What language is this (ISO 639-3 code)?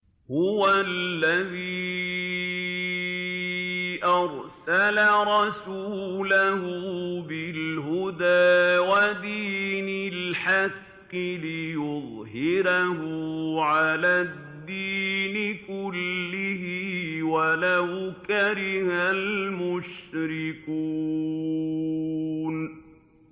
ara